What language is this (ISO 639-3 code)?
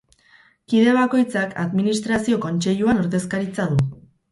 eus